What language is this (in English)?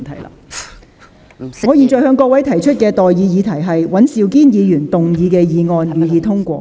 Cantonese